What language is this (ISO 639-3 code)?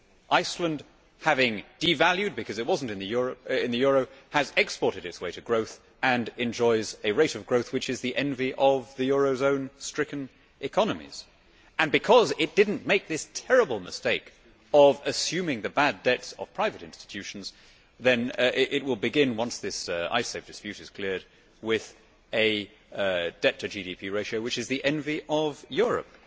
eng